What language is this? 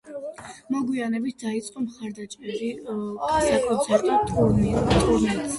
Georgian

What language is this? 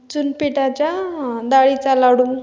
Marathi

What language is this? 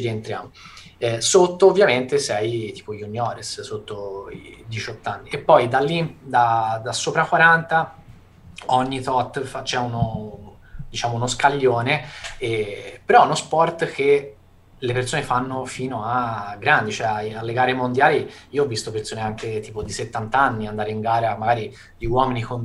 Italian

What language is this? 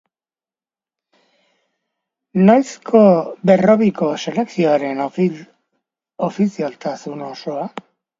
Basque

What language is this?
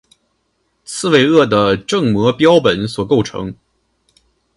Chinese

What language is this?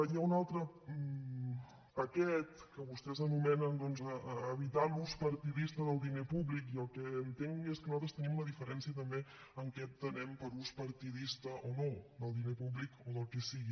Catalan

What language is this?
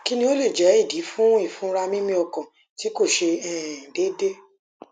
Yoruba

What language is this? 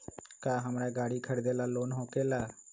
Magahi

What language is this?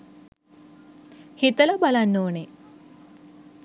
Sinhala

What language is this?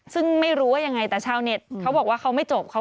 Thai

